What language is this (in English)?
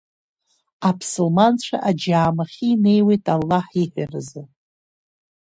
Abkhazian